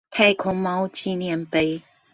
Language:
Chinese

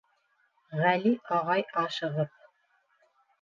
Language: Bashkir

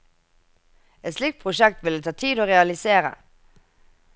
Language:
Norwegian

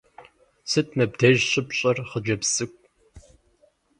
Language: Kabardian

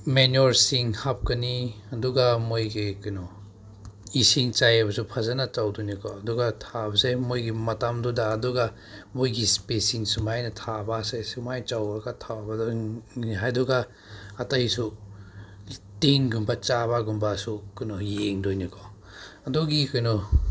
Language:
Manipuri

